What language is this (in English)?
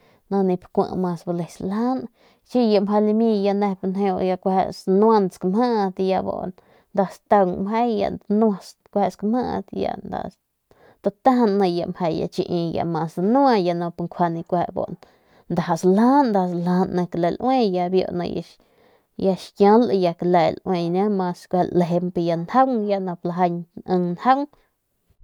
Northern Pame